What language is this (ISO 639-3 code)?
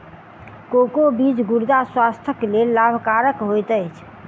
mai